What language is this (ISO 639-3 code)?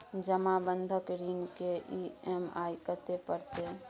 mai